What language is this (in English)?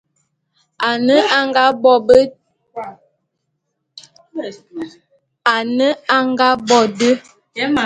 Bulu